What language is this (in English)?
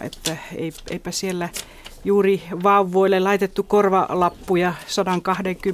Finnish